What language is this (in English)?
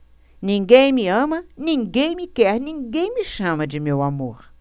Portuguese